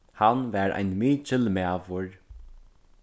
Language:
Faroese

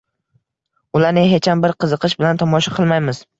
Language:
Uzbek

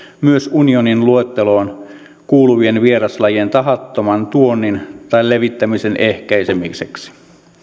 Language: Finnish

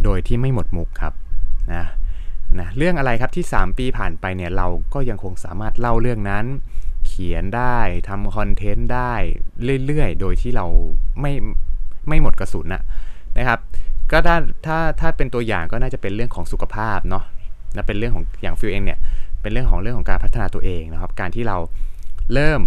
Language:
Thai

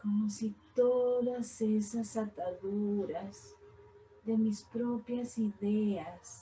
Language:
Spanish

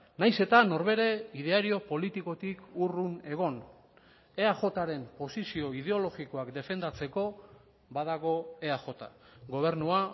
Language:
Basque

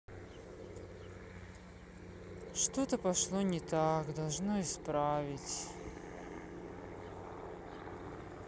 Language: Russian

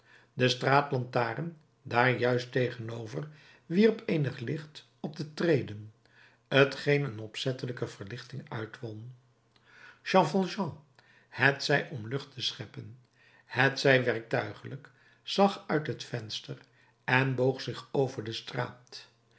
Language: Dutch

